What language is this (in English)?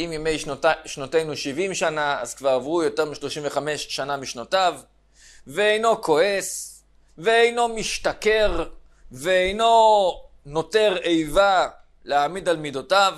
Hebrew